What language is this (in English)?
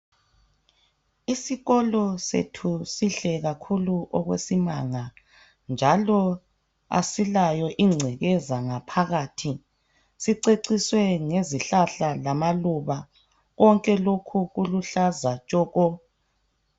North Ndebele